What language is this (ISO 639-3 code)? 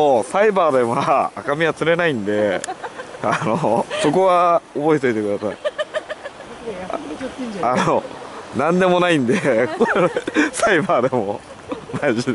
jpn